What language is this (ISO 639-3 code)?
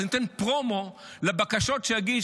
heb